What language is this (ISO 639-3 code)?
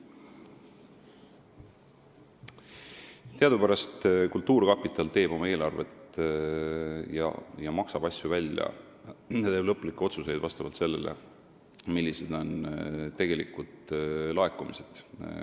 est